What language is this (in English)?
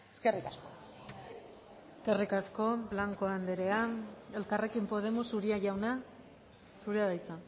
Basque